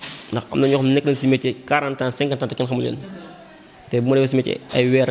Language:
Indonesian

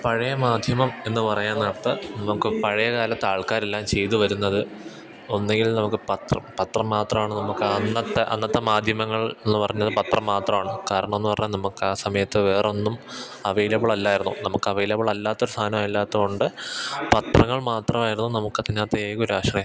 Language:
Malayalam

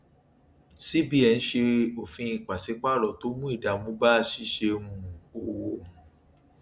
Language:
Yoruba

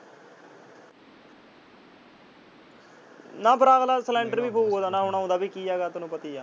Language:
Punjabi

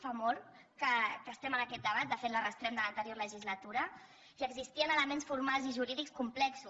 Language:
Catalan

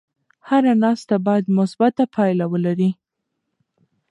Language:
Pashto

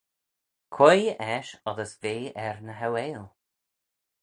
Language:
Manx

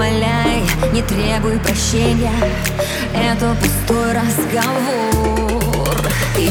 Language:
Russian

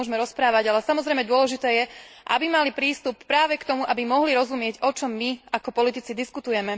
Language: Slovak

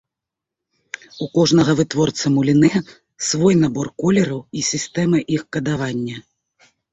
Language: Belarusian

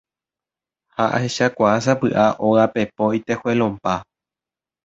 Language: Guarani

